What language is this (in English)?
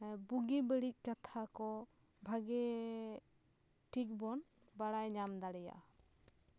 Santali